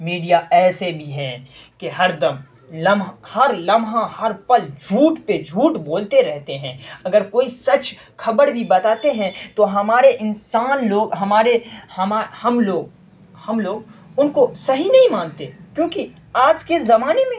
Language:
Urdu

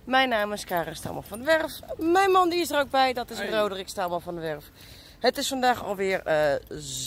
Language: Dutch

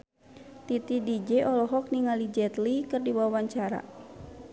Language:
Sundanese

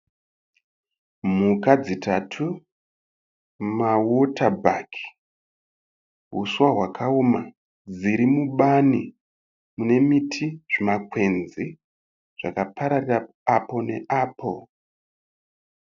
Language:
Shona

